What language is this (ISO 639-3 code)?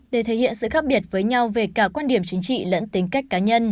vie